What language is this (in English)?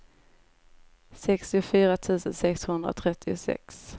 Swedish